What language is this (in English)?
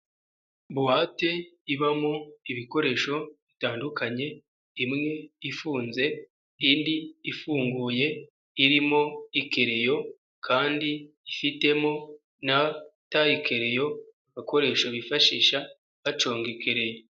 Kinyarwanda